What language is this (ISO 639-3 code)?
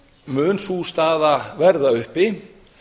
isl